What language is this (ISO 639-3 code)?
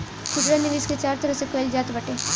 bho